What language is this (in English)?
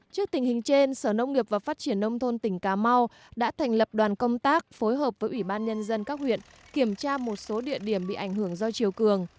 Vietnamese